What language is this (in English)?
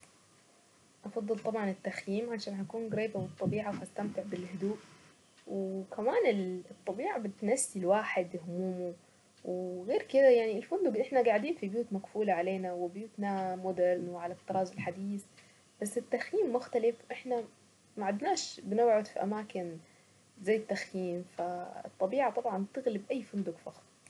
Saidi Arabic